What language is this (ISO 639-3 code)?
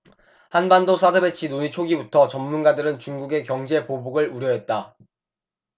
kor